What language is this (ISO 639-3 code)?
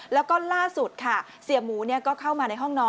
tha